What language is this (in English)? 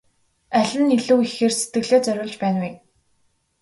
Mongolian